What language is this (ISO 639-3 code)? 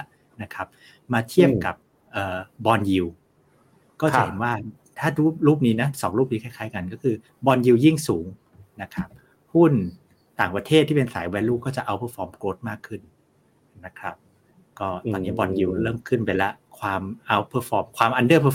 tha